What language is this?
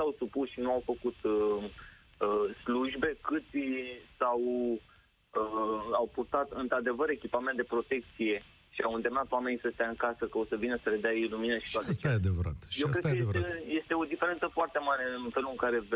Romanian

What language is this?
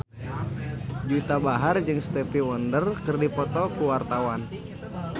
Sundanese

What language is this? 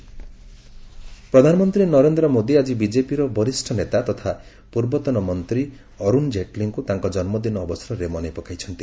Odia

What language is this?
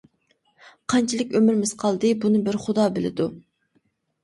Uyghur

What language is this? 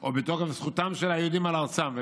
Hebrew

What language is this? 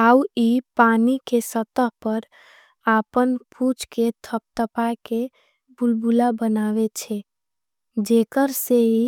Angika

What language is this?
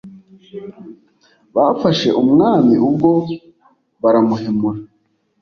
Kinyarwanda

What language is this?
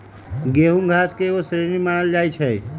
Magahi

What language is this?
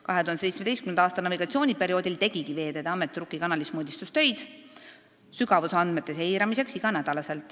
Estonian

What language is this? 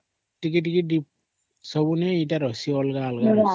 Odia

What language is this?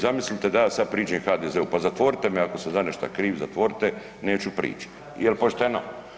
Croatian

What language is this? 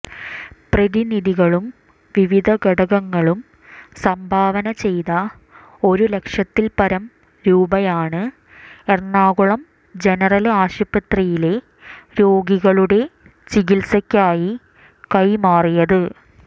Malayalam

